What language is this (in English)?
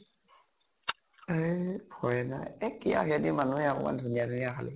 Assamese